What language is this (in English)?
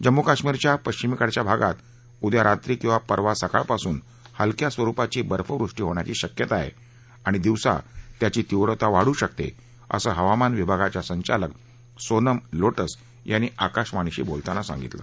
Marathi